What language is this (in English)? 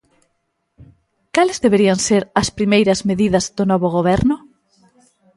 Galician